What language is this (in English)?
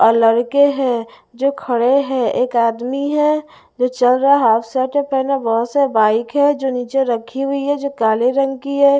Hindi